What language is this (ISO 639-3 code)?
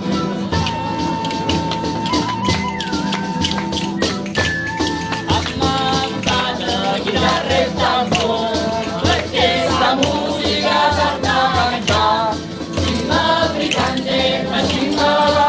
ita